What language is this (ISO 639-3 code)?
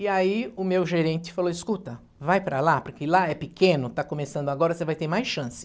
por